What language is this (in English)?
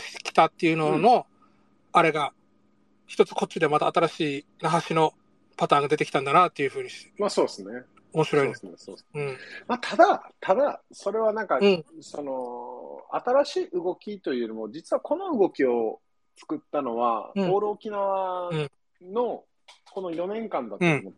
Japanese